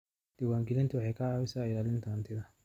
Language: Somali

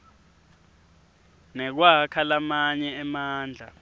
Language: Swati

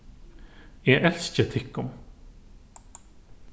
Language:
Faroese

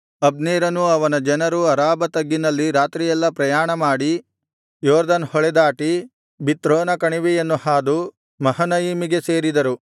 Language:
Kannada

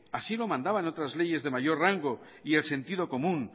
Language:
Spanish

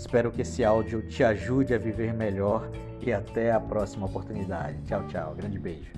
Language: Portuguese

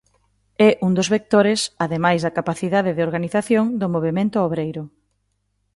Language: Galician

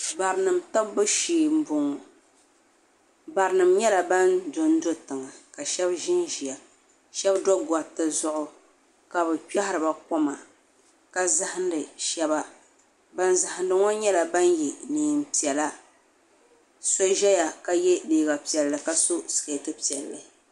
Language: Dagbani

